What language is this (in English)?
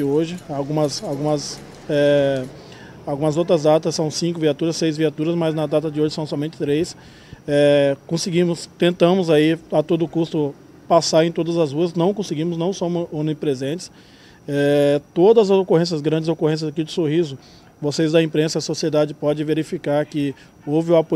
Portuguese